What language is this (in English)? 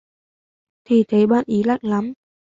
Vietnamese